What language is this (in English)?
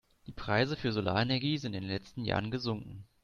German